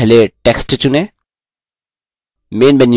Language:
Hindi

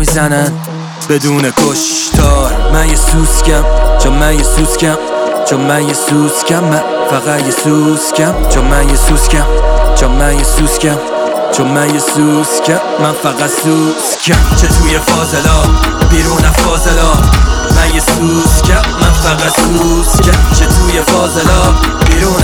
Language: Persian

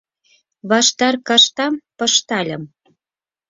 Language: Mari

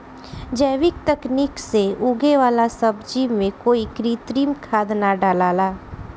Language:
Bhojpuri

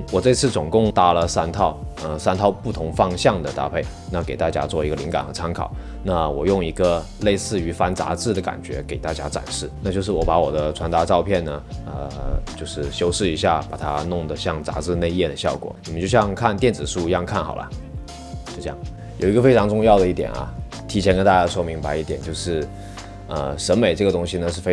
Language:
Chinese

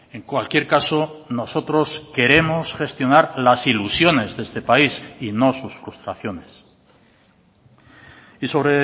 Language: Spanish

